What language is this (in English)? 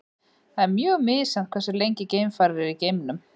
Icelandic